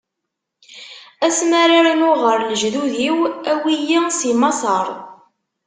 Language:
Kabyle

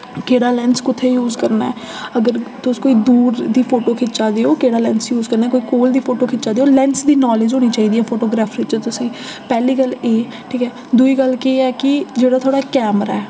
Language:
Dogri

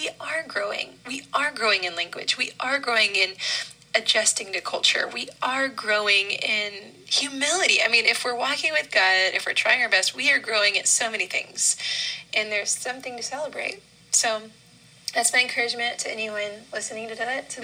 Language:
English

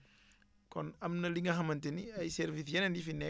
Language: Wolof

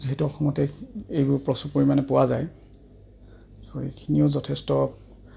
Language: Assamese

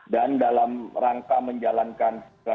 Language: Indonesian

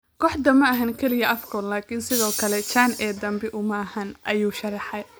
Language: Somali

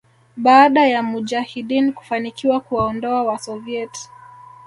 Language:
Swahili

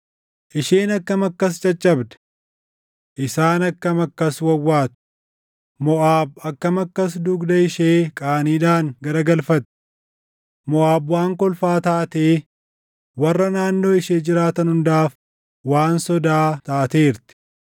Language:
Oromo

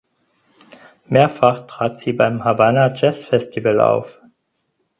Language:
German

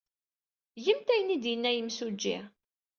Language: Kabyle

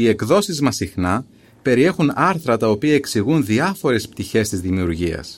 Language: Greek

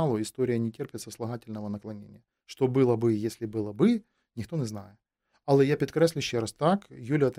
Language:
Ukrainian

